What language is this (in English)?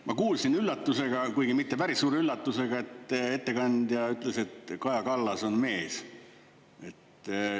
Estonian